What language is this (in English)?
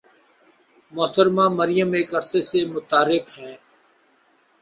Urdu